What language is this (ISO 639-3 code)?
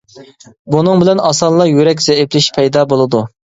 uig